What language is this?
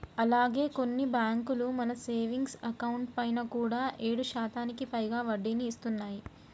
Telugu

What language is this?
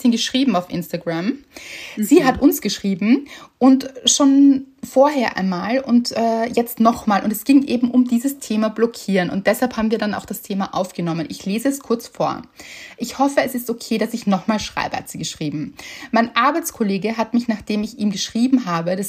German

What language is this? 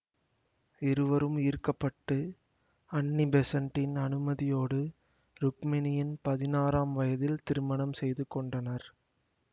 Tamil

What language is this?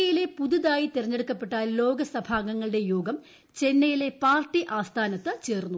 Malayalam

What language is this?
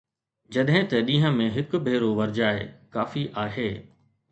Sindhi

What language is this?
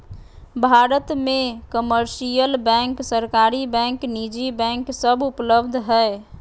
Magahi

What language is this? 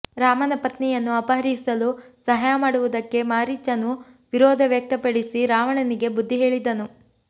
Kannada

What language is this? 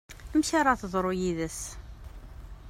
Kabyle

